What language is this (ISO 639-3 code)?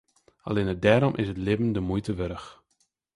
fry